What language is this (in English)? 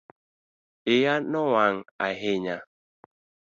Luo (Kenya and Tanzania)